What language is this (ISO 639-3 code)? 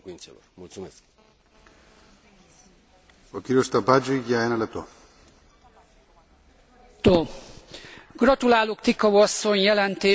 hun